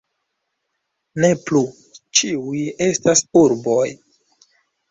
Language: Esperanto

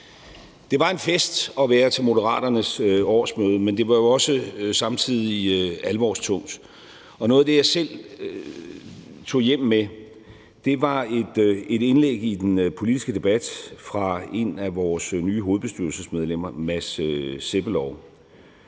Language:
Danish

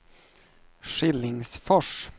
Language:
Swedish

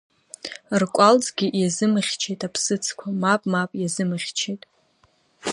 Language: Abkhazian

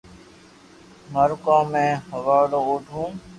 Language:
Loarki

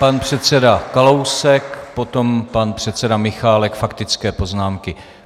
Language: Czech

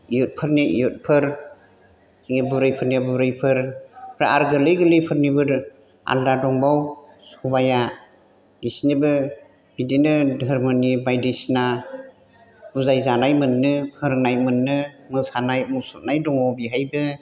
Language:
Bodo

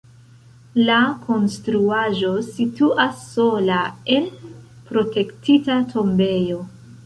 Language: Esperanto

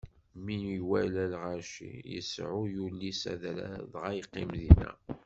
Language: Kabyle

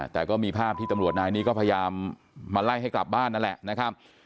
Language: Thai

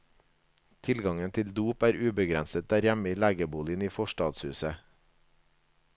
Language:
Norwegian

